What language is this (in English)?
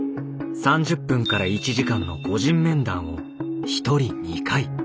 Japanese